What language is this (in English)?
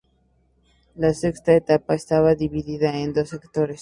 Spanish